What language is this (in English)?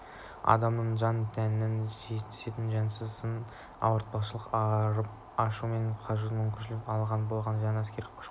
Kazakh